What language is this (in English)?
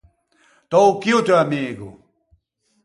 Ligurian